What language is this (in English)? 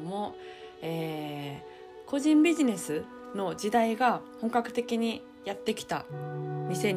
Japanese